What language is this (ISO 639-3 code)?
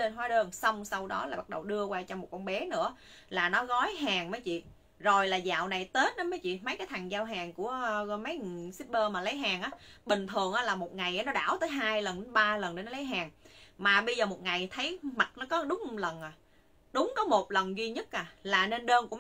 vie